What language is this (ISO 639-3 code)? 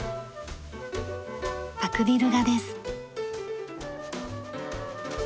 jpn